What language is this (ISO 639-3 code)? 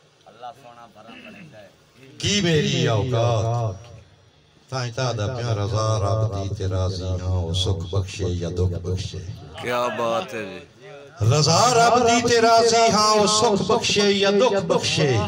pan